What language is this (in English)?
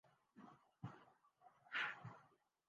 Urdu